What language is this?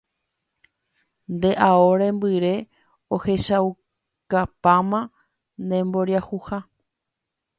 Guarani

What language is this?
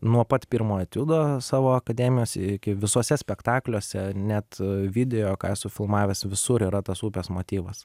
Lithuanian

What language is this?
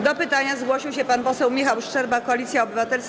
Polish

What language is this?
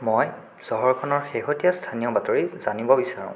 Assamese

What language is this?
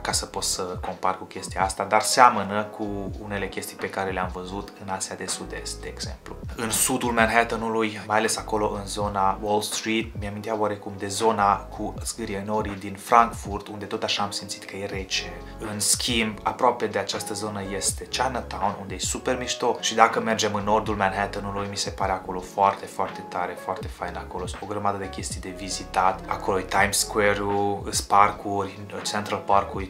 Romanian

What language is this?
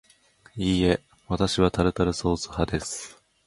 Japanese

